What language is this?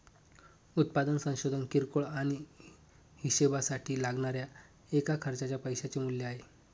Marathi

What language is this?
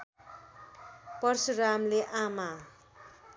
Nepali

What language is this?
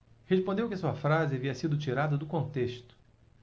Portuguese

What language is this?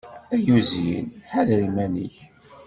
Kabyle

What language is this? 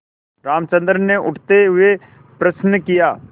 Hindi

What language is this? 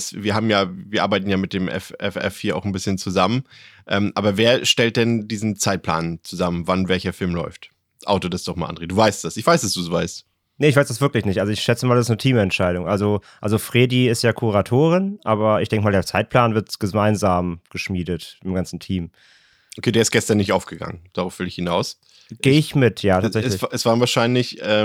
German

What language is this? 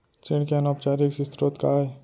Chhattisgarhi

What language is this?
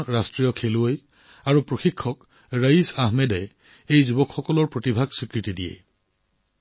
Assamese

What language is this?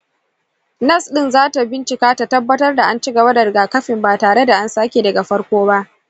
Hausa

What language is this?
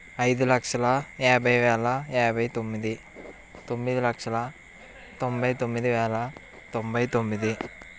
Telugu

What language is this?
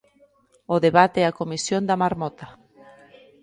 Galician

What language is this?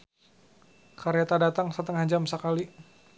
Sundanese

